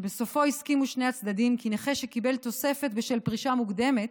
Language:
Hebrew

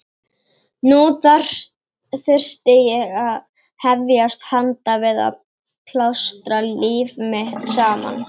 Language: Icelandic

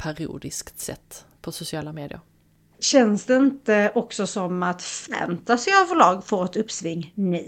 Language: Swedish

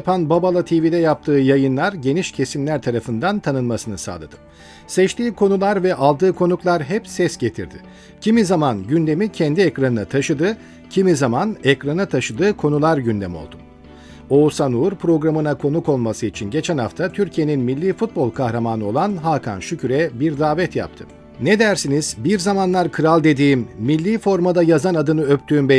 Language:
Turkish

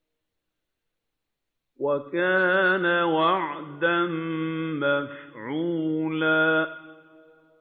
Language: Arabic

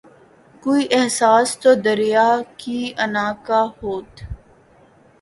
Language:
Urdu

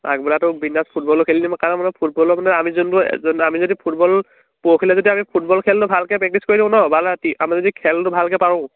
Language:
Assamese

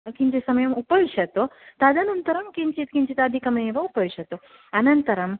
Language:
Sanskrit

